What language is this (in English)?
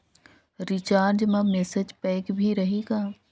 Chhattisgarhi